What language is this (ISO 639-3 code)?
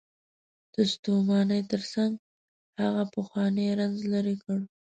pus